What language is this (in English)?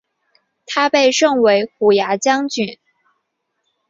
Chinese